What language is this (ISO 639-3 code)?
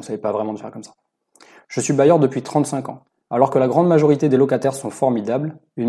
fra